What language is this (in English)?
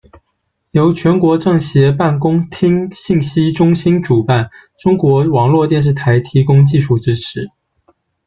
Chinese